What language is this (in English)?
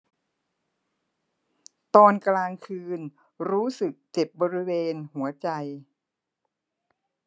Thai